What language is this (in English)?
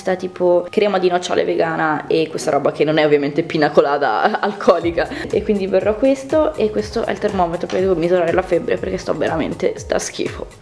Italian